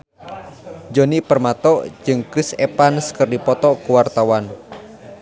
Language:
Sundanese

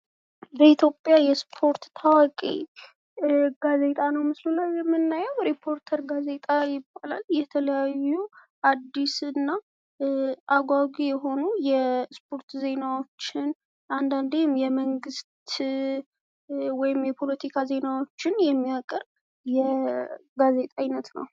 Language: Amharic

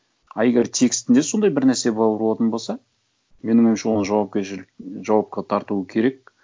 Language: Kazakh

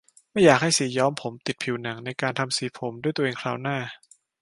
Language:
Thai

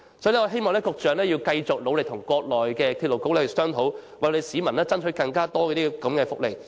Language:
Cantonese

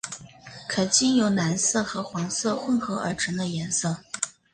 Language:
Chinese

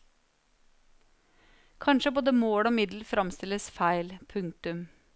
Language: Norwegian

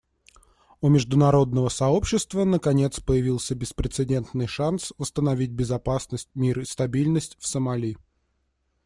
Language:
Russian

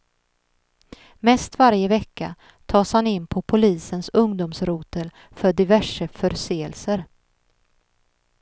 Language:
Swedish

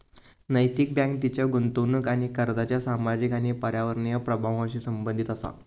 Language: Marathi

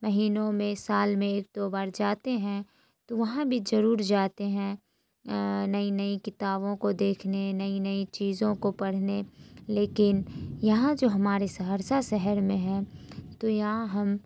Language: Urdu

